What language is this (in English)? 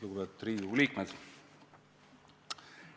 Estonian